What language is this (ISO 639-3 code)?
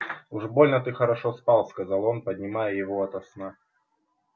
rus